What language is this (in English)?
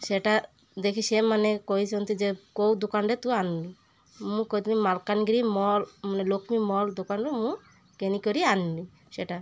Odia